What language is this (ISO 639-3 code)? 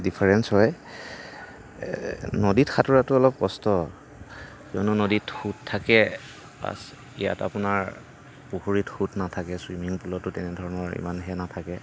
asm